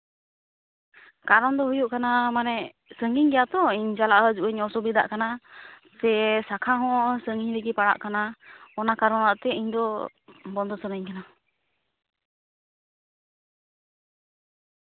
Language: Santali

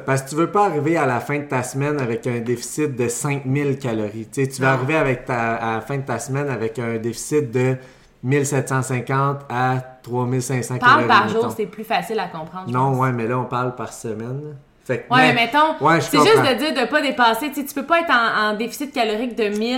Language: French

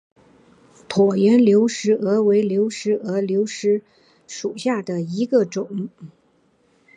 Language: Chinese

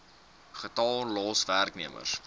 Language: Afrikaans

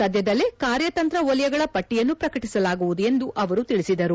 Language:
Kannada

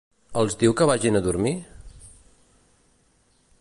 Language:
Catalan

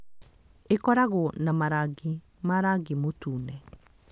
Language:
Kikuyu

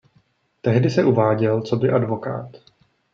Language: Czech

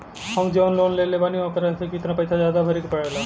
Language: Bhojpuri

